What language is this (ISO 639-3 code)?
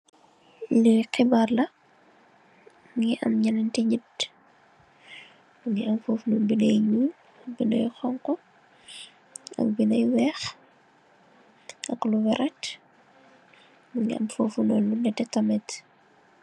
wol